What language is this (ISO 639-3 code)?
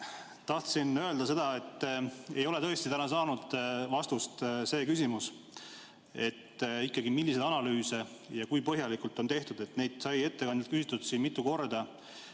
est